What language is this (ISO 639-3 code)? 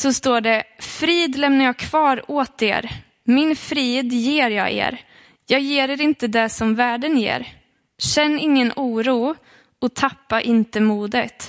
swe